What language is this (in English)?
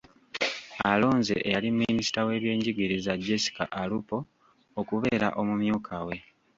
Ganda